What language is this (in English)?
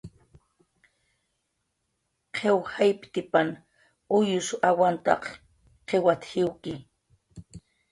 Jaqaru